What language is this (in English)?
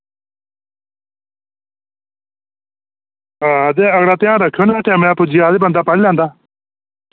Dogri